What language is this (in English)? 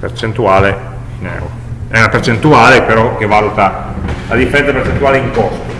Italian